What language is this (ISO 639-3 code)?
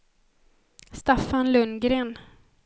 swe